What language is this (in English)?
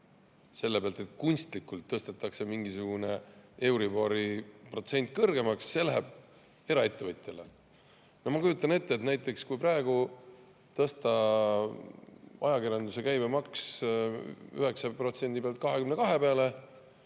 Estonian